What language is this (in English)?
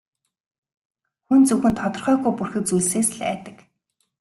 Mongolian